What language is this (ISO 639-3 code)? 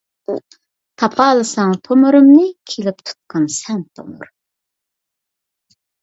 uig